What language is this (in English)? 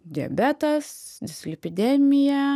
Lithuanian